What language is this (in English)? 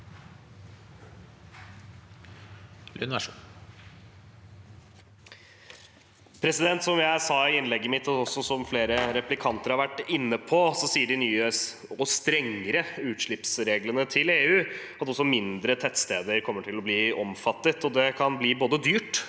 Norwegian